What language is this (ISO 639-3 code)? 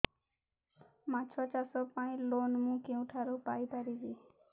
ori